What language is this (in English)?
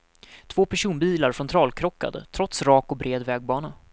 Swedish